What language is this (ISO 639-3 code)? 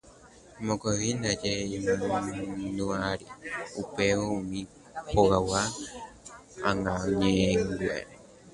grn